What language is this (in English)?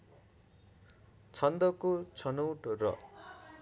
Nepali